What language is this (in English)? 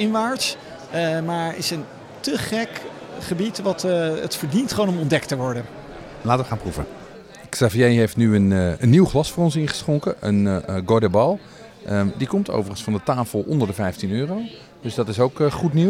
Dutch